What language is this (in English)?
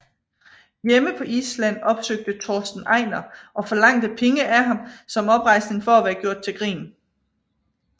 Danish